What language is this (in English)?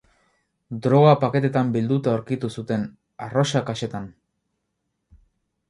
Basque